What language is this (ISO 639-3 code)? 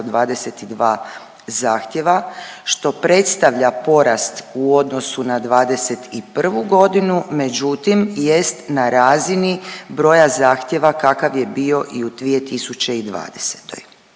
hrv